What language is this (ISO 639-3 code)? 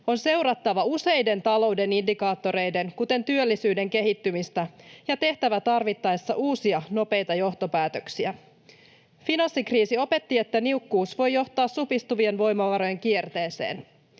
fin